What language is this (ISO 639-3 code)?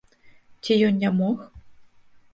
bel